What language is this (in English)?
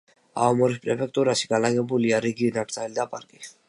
Georgian